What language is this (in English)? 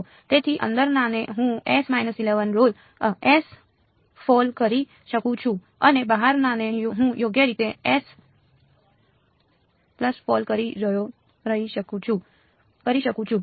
Gujarati